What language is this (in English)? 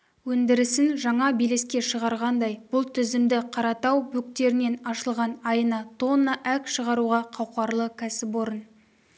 Kazakh